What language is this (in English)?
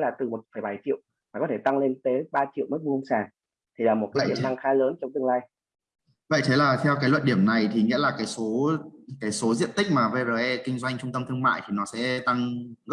Vietnamese